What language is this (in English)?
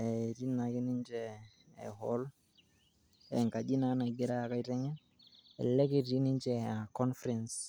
Masai